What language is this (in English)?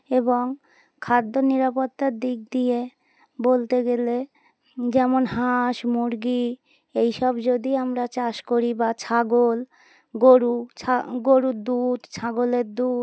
Bangla